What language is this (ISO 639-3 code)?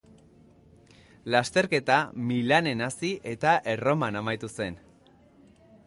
eus